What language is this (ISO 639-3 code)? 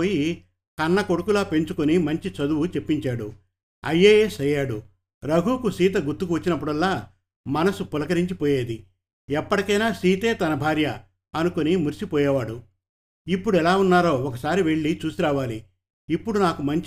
tel